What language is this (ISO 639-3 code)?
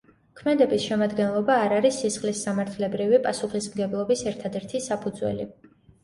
kat